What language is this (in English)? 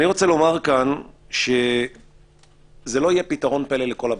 Hebrew